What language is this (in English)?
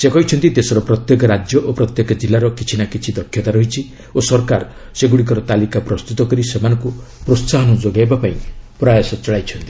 Odia